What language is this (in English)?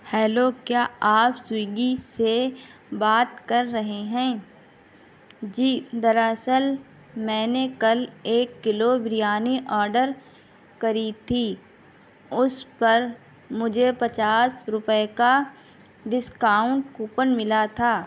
Urdu